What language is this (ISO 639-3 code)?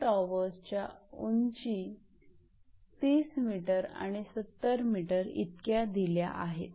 mar